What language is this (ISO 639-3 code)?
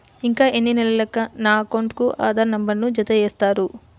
tel